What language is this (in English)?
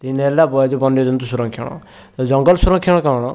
Odia